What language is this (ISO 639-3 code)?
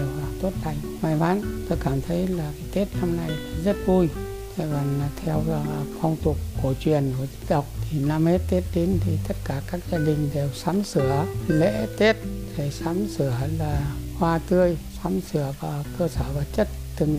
vie